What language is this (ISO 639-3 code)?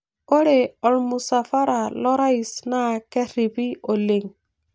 mas